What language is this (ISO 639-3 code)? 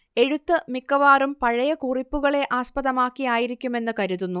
mal